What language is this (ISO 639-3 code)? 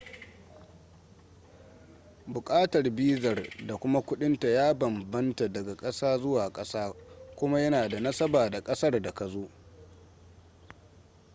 hau